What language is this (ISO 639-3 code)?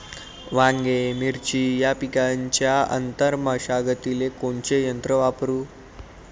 mar